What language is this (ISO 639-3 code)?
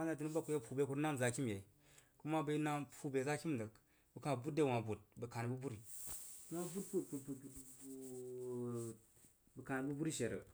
juo